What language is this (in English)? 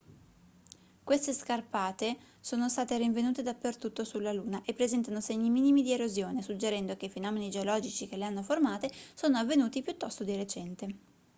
Italian